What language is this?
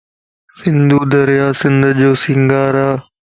Lasi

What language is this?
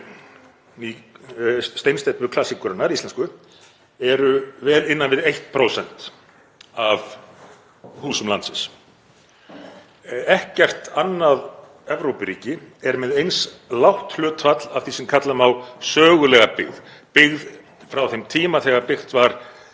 Icelandic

